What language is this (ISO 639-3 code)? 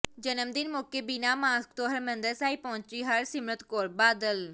pan